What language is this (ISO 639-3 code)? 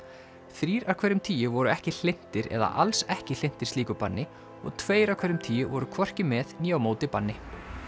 isl